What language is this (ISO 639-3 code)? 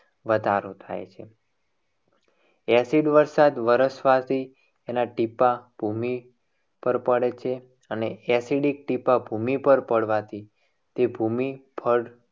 guj